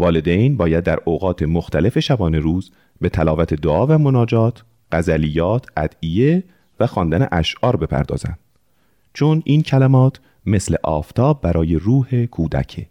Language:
Persian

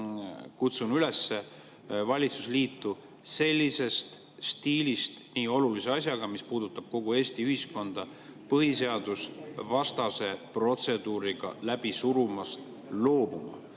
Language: Estonian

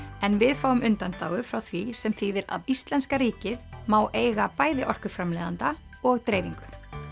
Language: Icelandic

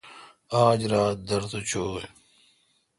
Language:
Kalkoti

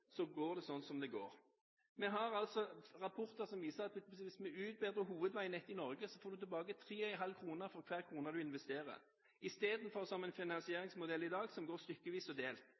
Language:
Norwegian Bokmål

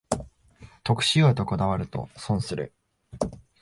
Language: Japanese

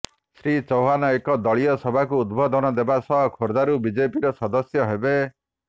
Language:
Odia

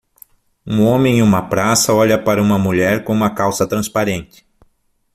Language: Portuguese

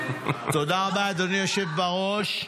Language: Hebrew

